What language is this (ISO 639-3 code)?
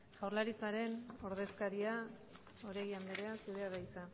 eus